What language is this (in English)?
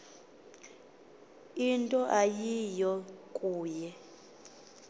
Xhosa